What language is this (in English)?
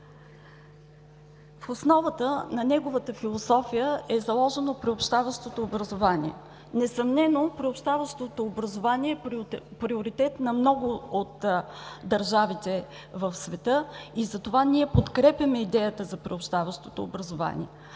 Bulgarian